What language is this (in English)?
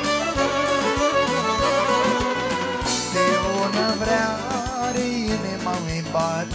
Romanian